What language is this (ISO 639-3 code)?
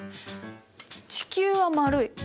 jpn